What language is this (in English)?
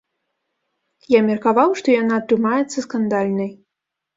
Belarusian